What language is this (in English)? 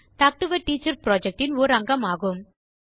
Tamil